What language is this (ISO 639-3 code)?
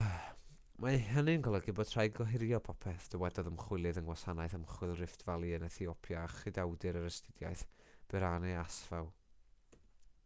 cym